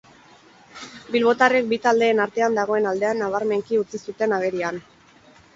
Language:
Basque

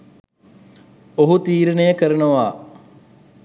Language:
Sinhala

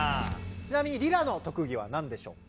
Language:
Japanese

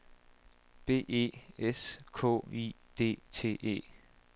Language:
Danish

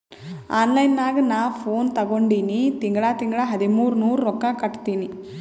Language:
Kannada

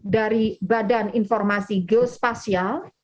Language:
Indonesian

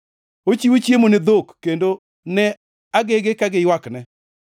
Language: Luo (Kenya and Tanzania)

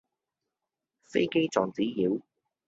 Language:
Cantonese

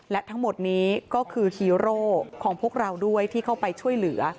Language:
Thai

